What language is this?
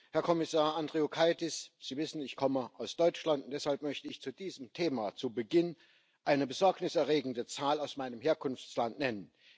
German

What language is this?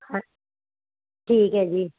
Punjabi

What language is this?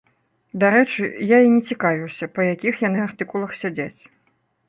Belarusian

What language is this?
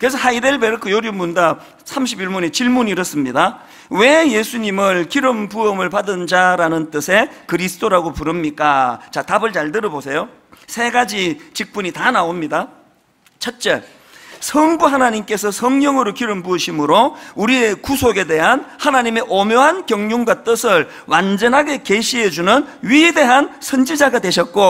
Korean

